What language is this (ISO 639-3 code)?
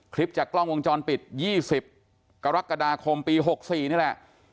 tha